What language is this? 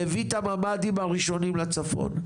Hebrew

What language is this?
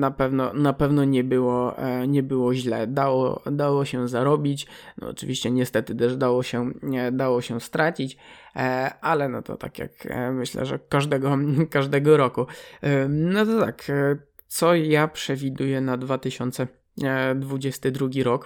Polish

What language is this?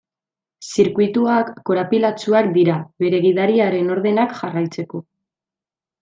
Basque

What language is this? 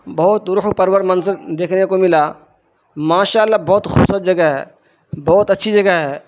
Urdu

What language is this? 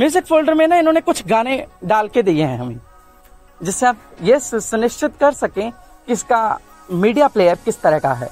Hindi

